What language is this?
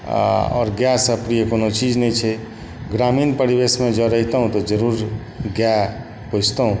Maithili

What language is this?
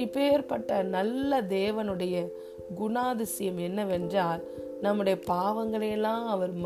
Tamil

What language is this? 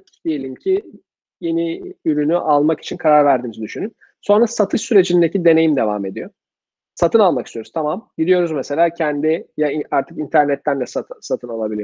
Turkish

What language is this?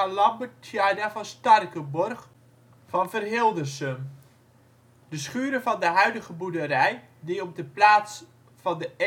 Dutch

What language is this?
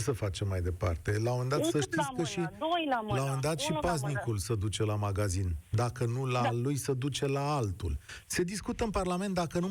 Romanian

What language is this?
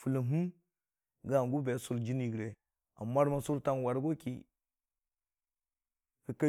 Dijim-Bwilim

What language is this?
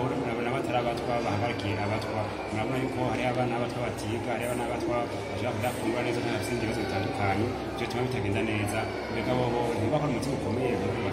Arabic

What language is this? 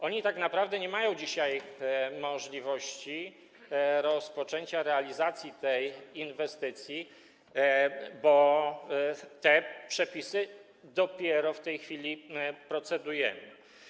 Polish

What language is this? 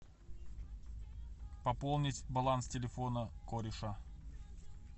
Russian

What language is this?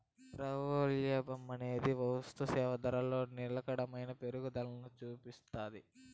Telugu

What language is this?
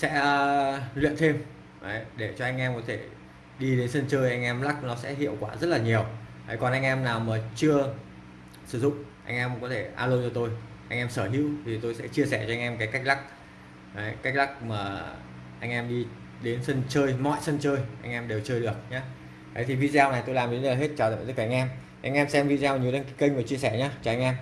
Vietnamese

